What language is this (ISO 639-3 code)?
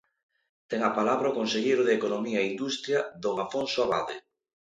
glg